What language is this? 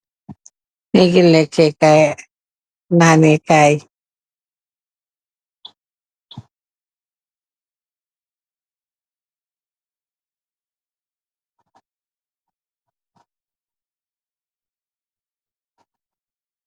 Wolof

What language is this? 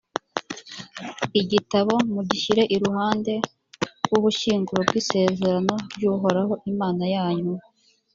Kinyarwanda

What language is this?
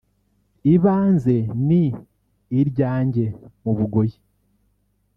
Kinyarwanda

